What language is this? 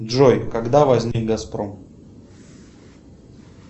Russian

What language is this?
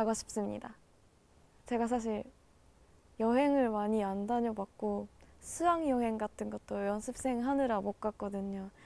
Korean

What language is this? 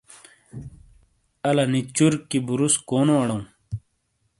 Shina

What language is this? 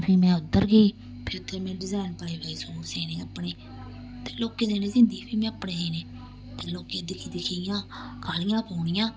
Dogri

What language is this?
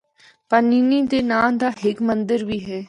Northern Hindko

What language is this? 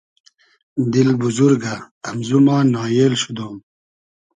Hazaragi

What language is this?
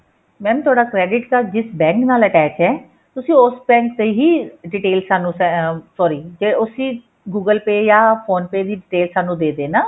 Punjabi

